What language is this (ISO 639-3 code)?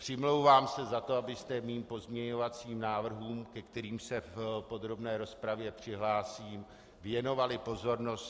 ces